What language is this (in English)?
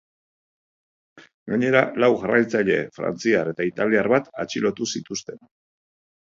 Basque